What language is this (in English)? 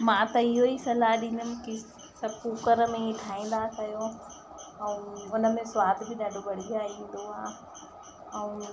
Sindhi